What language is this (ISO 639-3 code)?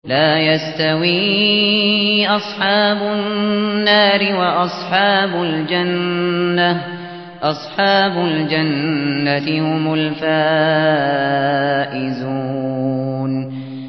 ara